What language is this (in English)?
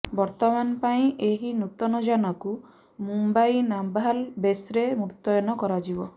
Odia